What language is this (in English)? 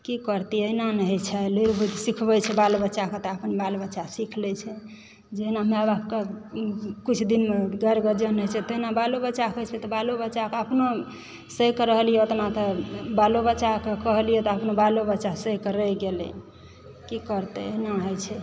Maithili